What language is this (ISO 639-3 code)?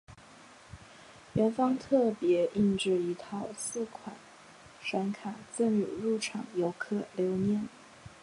zho